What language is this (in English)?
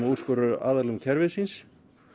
Icelandic